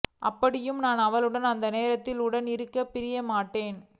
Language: Tamil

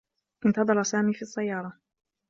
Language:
Arabic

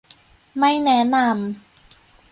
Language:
Thai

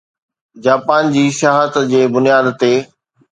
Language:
Sindhi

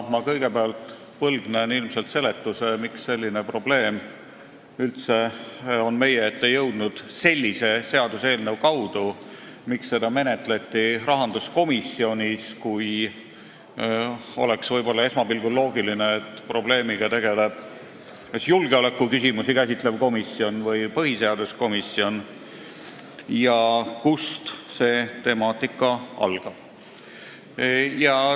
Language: Estonian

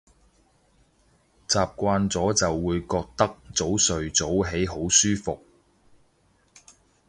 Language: Cantonese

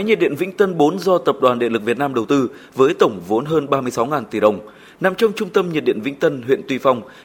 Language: Vietnamese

